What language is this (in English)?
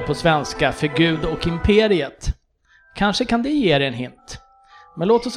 Swedish